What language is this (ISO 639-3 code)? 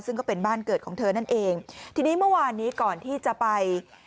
tha